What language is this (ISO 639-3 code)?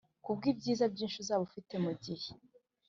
kin